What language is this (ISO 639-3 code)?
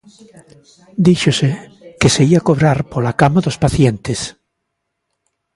glg